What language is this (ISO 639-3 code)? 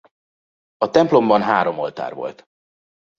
hun